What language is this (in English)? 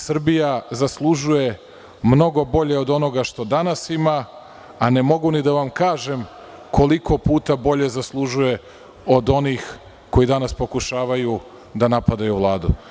Serbian